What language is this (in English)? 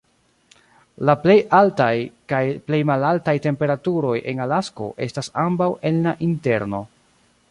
Esperanto